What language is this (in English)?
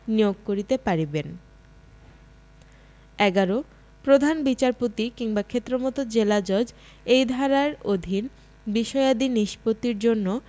Bangla